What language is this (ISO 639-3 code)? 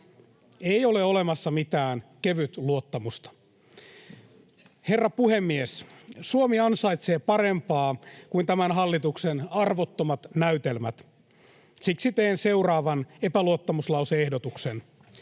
fin